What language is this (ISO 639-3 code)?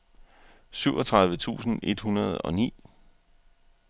dan